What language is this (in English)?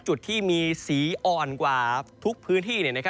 Thai